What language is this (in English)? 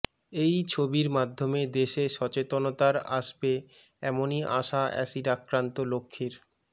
Bangla